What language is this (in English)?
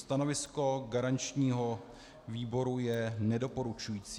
Czech